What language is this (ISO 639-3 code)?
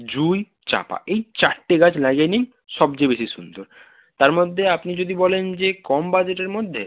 ben